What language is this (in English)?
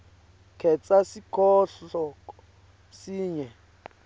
Swati